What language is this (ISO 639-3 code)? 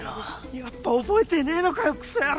jpn